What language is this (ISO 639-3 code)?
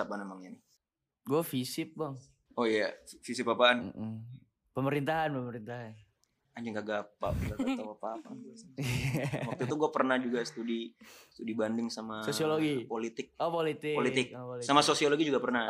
ind